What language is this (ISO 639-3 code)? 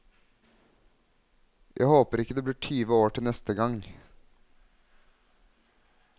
nor